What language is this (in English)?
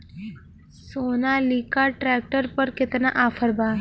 Bhojpuri